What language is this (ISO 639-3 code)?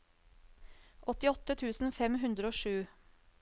nor